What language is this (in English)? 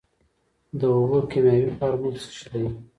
Pashto